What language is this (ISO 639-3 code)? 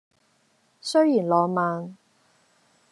yue